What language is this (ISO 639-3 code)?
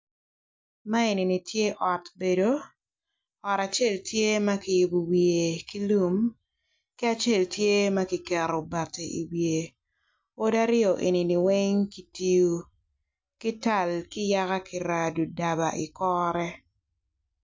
ach